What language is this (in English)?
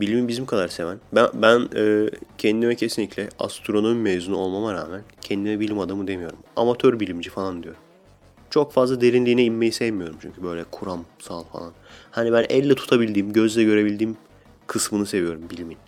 Turkish